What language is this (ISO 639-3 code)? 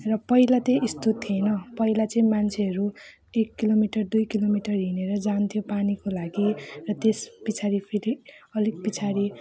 nep